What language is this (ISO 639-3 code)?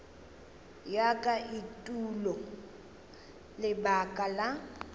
nso